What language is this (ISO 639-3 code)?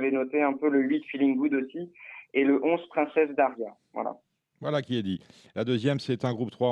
fra